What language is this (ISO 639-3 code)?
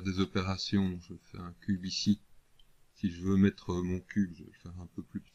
fra